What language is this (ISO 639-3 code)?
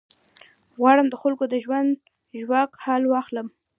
pus